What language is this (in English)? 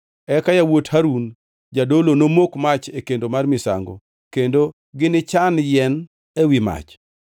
Luo (Kenya and Tanzania)